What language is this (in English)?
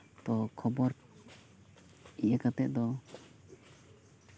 Santali